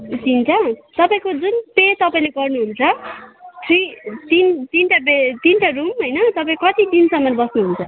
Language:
Nepali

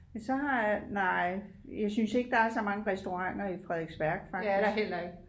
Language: Danish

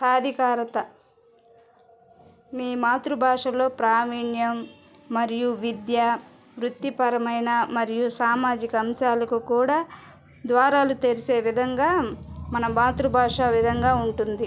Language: Telugu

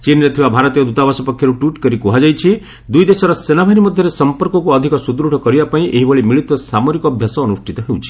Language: Odia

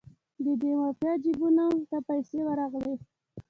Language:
Pashto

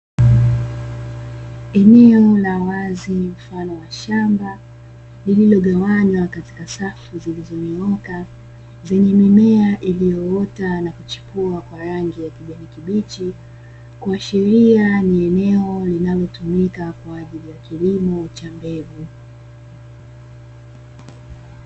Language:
Swahili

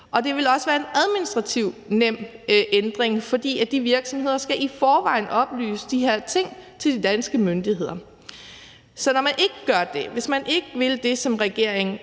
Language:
Danish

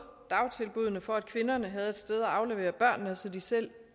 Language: Danish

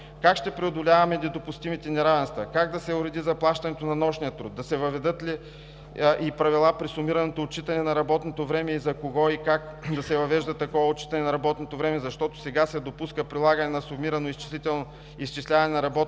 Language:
Bulgarian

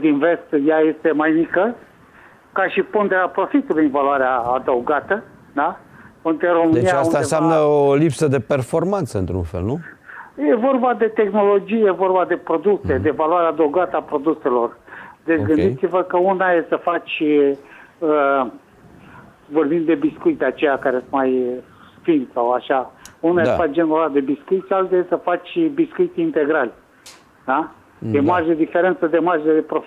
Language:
Romanian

